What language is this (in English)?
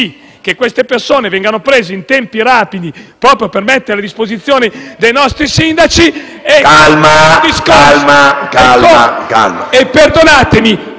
Italian